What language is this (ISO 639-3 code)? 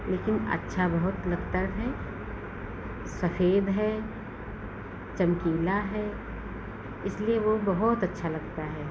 hin